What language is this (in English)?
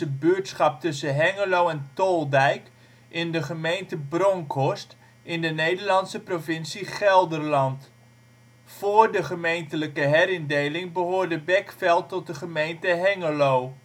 Dutch